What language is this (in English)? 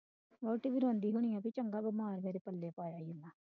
Punjabi